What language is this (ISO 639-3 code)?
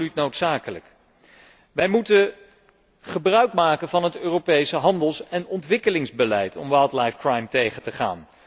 nld